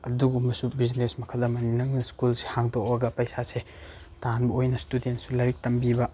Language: Manipuri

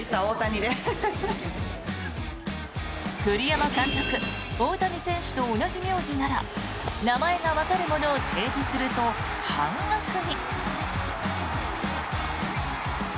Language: Japanese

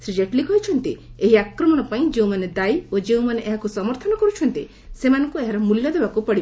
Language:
Odia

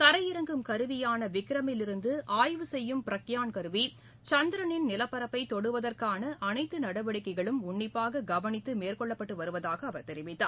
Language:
Tamil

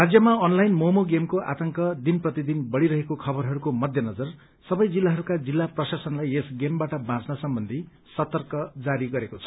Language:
Nepali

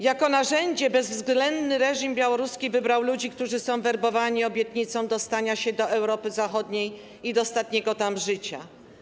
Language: Polish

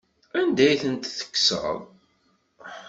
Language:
Kabyle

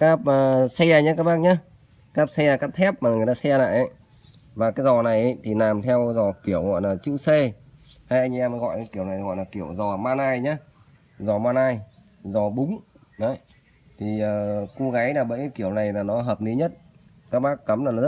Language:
Vietnamese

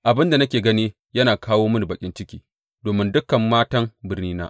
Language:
Hausa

